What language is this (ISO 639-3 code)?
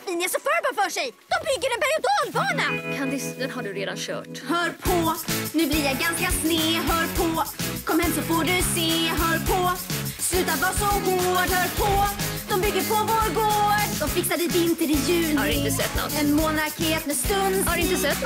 swe